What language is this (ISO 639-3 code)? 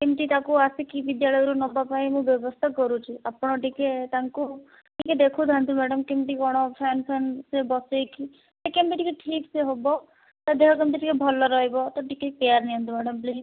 ori